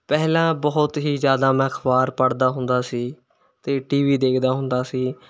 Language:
Punjabi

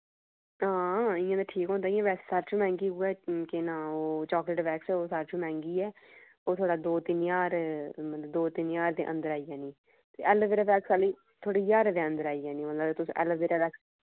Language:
Dogri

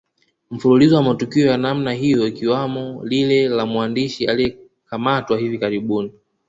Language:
Swahili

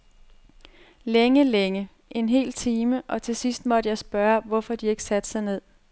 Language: Danish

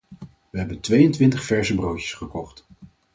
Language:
Dutch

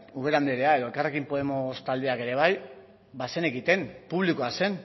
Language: Basque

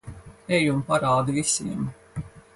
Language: Latvian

